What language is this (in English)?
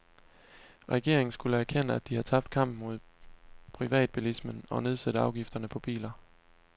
Danish